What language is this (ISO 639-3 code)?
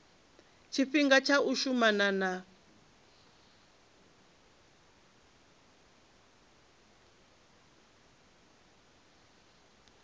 ven